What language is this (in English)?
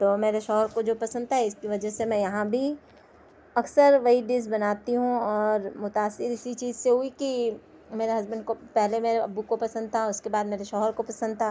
Urdu